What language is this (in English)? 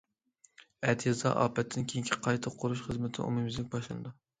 Uyghur